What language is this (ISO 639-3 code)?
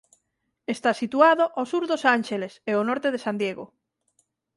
glg